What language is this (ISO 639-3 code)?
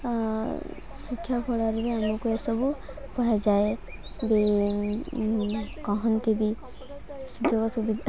ori